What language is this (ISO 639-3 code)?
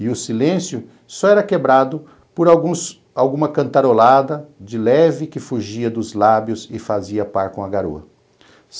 por